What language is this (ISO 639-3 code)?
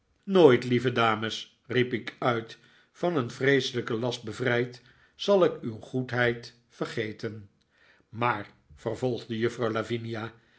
nld